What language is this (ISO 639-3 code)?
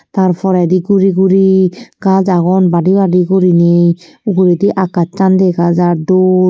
ccp